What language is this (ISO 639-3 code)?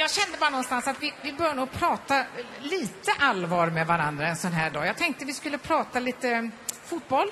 swe